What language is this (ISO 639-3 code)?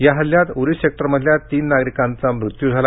mar